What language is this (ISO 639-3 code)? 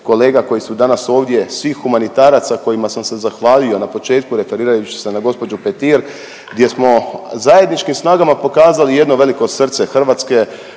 hrv